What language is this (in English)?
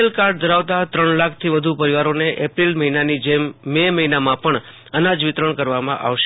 Gujarati